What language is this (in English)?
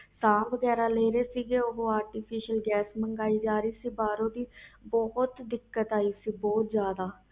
Punjabi